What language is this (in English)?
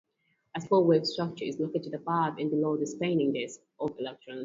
English